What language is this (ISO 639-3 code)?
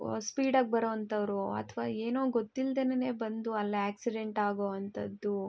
kan